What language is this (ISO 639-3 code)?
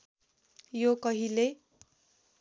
nep